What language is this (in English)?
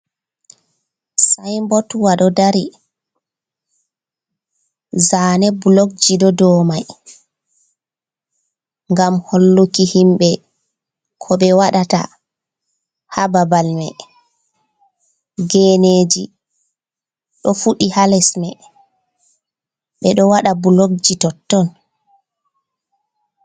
Fula